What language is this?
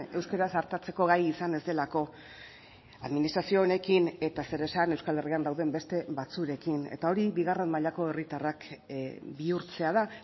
Basque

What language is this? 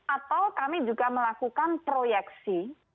Indonesian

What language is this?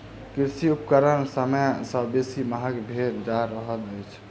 Maithili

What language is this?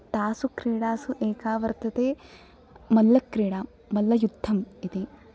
Sanskrit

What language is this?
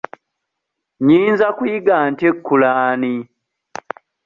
Ganda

